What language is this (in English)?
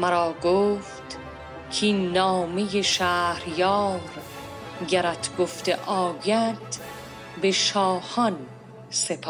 Persian